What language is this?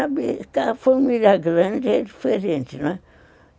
Portuguese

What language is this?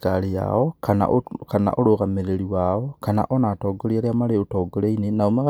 Kikuyu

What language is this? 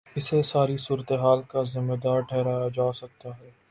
Urdu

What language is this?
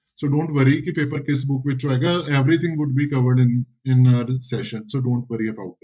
Punjabi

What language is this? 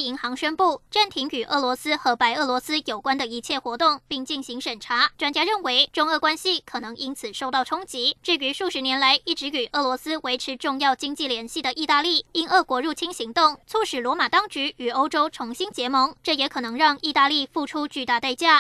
Chinese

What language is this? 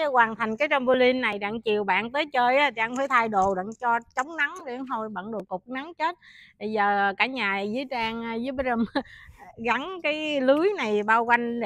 Vietnamese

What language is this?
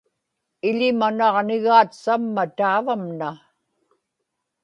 Inupiaq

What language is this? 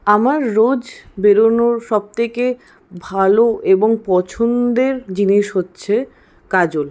Bangla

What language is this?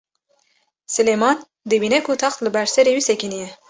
Kurdish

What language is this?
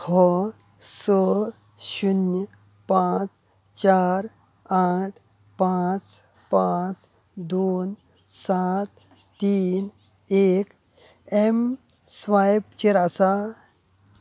Konkani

